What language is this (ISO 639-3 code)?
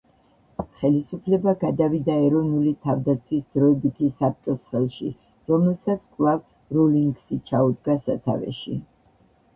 kat